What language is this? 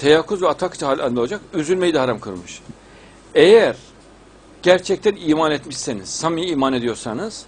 Turkish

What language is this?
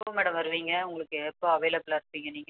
Tamil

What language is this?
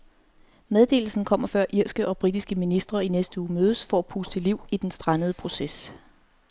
Danish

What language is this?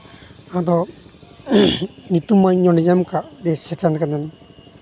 Santali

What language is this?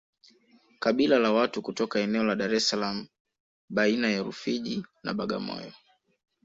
Swahili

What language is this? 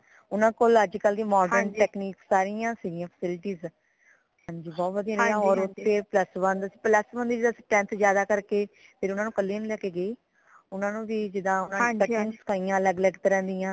Punjabi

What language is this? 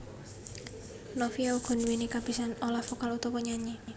Javanese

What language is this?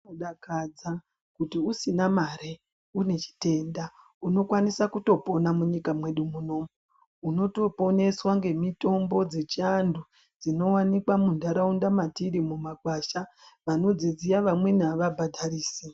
Ndau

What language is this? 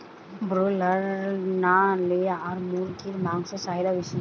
Bangla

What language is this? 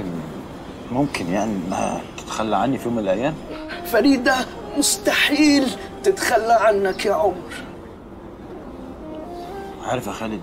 Arabic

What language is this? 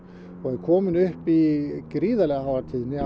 Icelandic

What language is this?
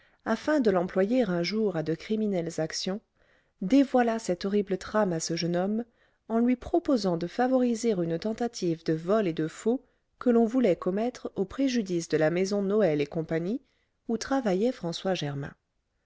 French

